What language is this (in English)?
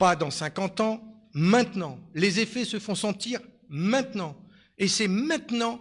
French